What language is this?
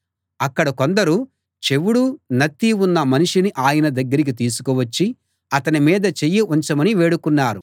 Telugu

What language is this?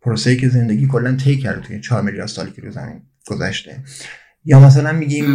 Persian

